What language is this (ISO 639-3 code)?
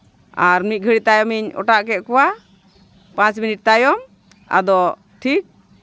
sat